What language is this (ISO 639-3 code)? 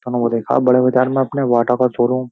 hin